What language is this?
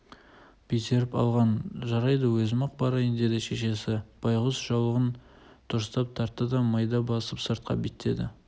Kazakh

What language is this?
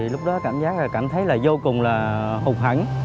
Vietnamese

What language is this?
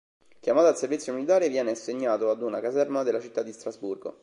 Italian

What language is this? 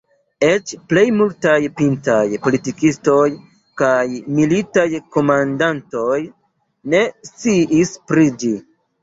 Esperanto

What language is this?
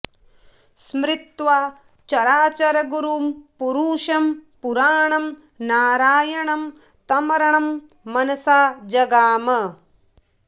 Sanskrit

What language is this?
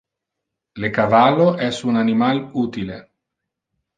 Interlingua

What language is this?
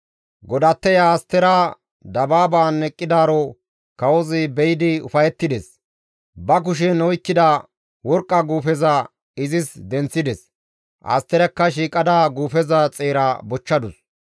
Gamo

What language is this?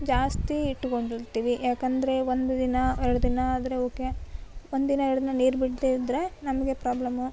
Kannada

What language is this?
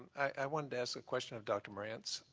English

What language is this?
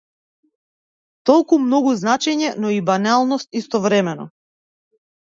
Macedonian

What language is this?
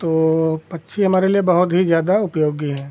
Hindi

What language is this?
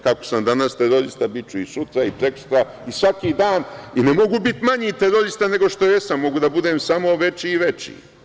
Serbian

